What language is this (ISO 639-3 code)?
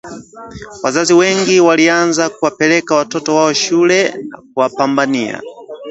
swa